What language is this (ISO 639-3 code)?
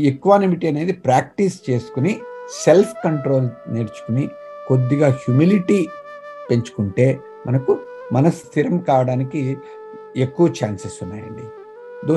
tel